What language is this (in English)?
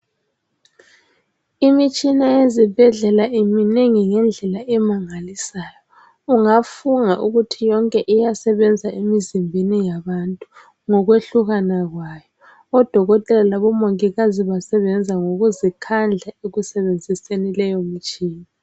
North Ndebele